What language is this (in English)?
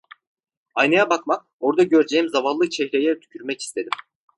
Turkish